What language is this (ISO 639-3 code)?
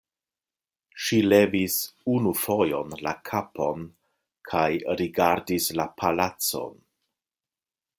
epo